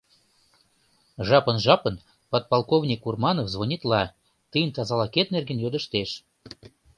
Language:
Mari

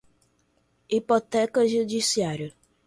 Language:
Portuguese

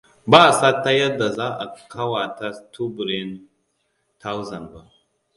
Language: Hausa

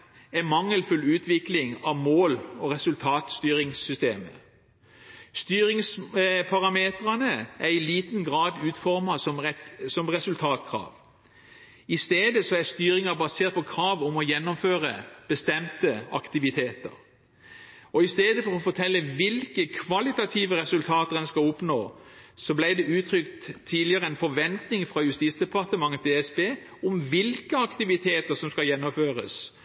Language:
Norwegian Bokmål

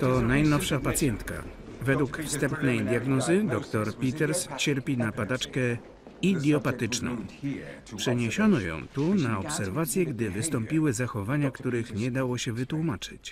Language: Polish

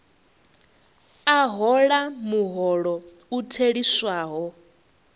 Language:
Venda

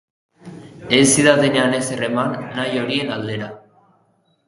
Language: Basque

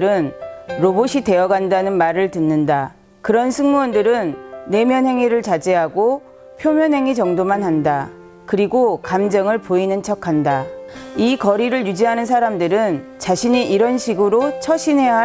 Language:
Korean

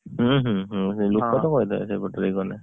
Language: Odia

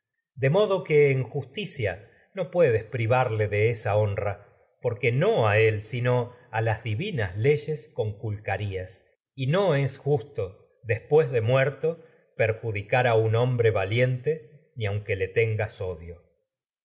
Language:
Spanish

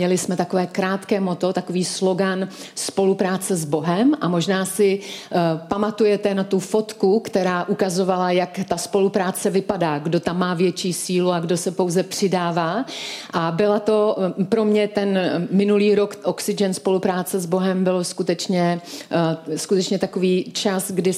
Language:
Czech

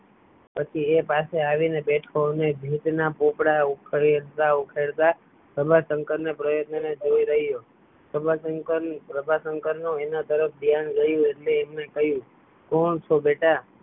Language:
Gujarati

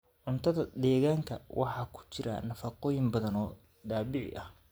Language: Somali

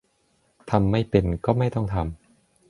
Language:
Thai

